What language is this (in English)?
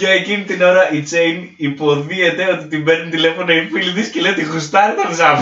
Greek